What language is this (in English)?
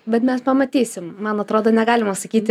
Lithuanian